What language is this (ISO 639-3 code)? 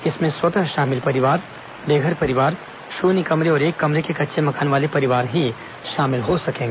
hin